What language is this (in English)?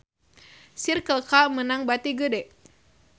Sundanese